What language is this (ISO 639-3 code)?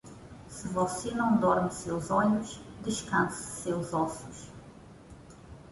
por